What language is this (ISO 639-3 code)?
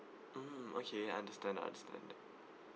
eng